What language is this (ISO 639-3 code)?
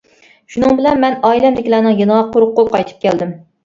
uig